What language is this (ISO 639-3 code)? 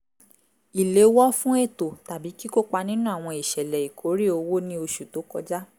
yor